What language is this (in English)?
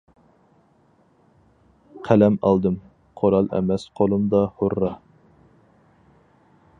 Uyghur